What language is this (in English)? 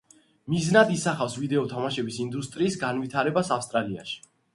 Georgian